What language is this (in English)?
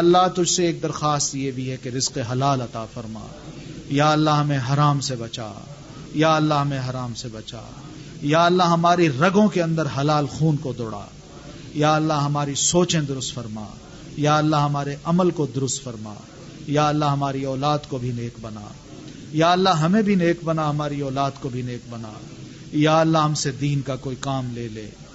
Urdu